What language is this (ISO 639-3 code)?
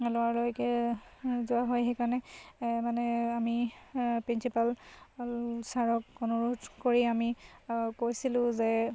asm